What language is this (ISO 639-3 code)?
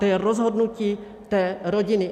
ces